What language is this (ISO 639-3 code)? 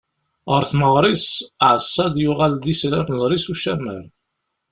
kab